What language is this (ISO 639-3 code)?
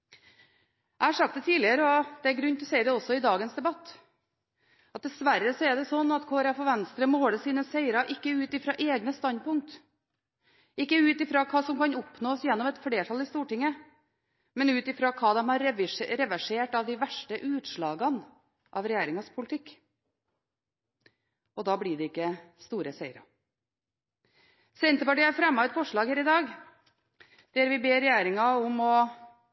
nob